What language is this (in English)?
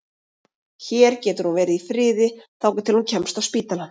Icelandic